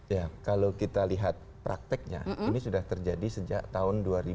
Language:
Indonesian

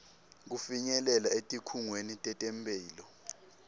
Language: Swati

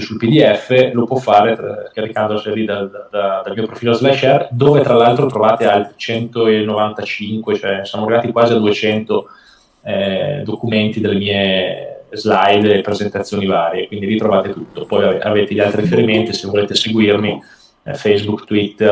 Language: Italian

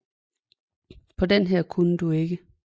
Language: Danish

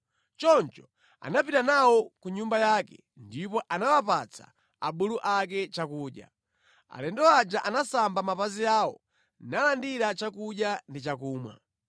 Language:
Nyanja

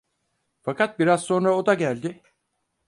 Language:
Turkish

